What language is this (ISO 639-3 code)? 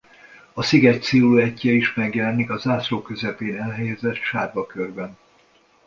hun